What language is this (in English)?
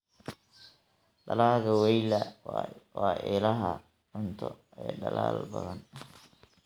Somali